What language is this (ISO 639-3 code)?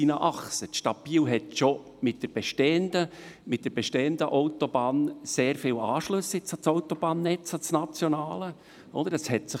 gsw